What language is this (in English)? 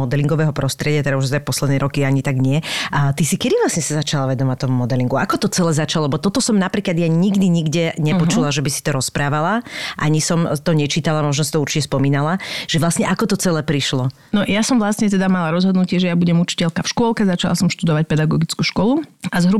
Slovak